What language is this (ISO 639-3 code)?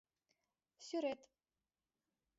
chm